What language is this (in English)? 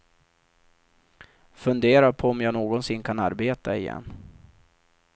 Swedish